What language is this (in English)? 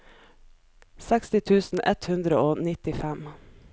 Norwegian